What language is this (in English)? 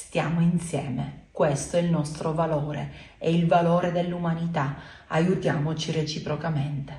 Italian